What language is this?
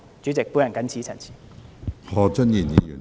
Cantonese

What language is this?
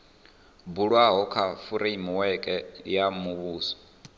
Venda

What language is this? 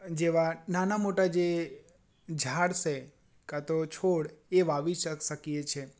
Gujarati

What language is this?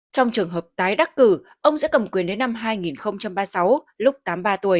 Vietnamese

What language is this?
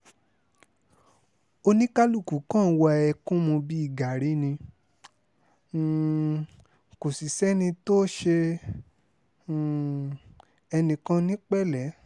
Yoruba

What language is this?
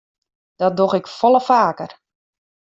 Western Frisian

